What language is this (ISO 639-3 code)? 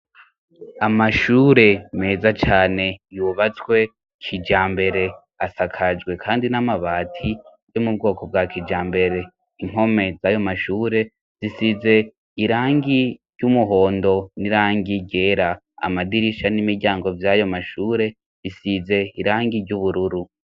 run